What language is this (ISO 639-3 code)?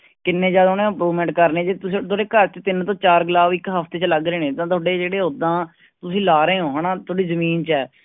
pan